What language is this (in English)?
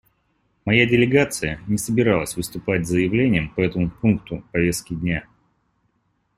Russian